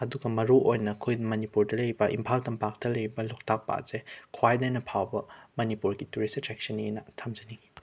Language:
Manipuri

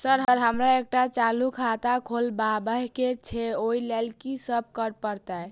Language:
Maithili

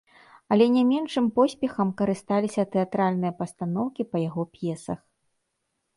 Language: Belarusian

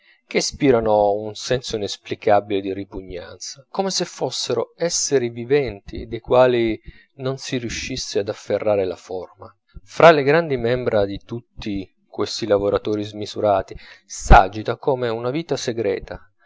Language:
Italian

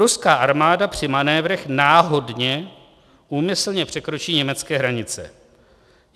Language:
Czech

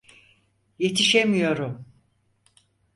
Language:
Turkish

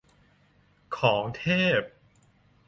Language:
Thai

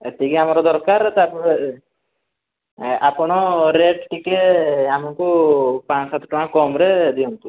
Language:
Odia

